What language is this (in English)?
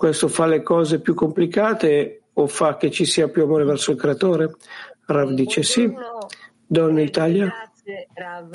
Italian